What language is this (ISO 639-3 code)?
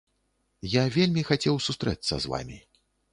bel